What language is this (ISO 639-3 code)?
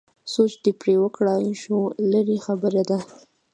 pus